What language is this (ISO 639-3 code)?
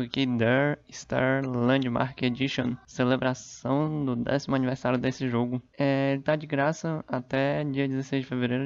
por